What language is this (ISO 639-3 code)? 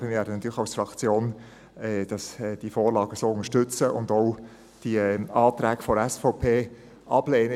gsw